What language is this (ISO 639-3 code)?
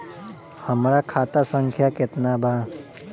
bho